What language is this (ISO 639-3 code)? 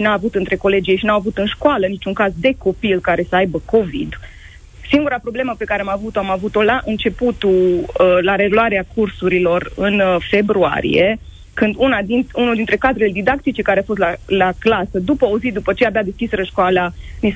ron